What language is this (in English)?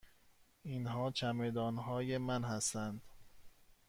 Persian